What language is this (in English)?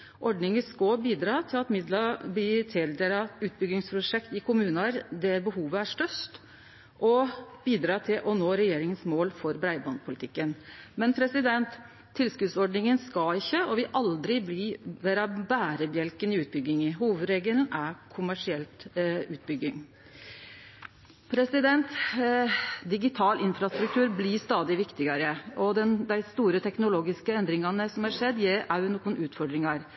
Norwegian Nynorsk